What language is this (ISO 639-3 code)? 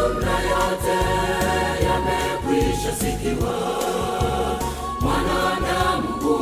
swa